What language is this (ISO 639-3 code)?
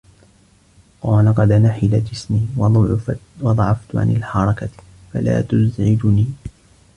ara